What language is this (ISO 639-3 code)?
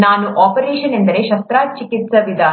kan